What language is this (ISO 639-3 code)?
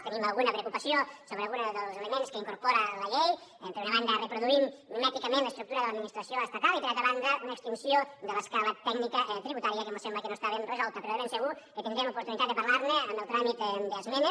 cat